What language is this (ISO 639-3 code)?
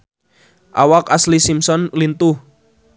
sun